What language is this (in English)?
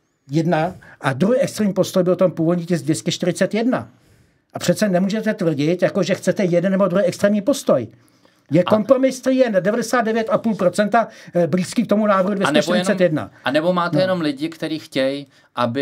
Czech